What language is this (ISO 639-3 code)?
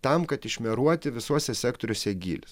lit